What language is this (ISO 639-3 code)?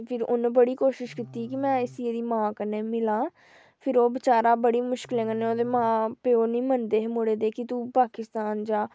doi